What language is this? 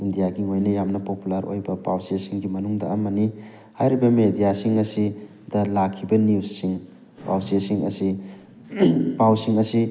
Manipuri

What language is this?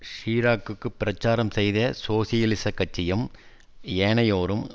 Tamil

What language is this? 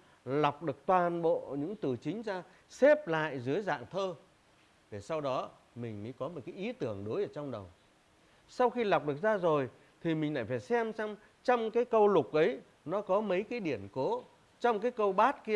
Vietnamese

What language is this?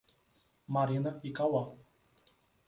Portuguese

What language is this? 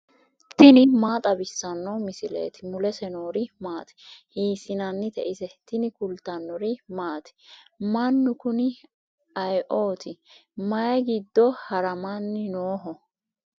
Sidamo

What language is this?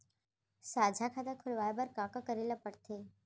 Chhattisgarhi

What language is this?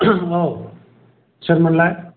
Bodo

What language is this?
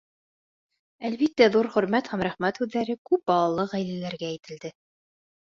Bashkir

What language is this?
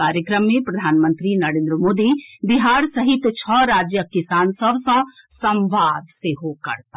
Maithili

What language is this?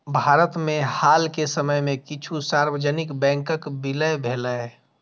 Maithili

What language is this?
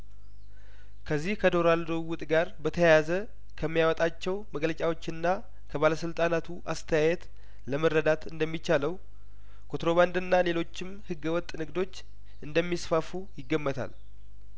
Amharic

